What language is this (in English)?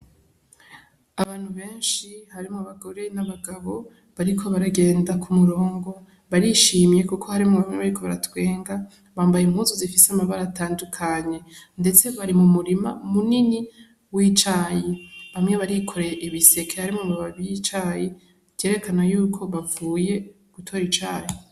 Rundi